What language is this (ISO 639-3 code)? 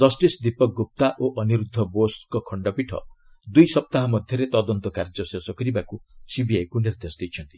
ori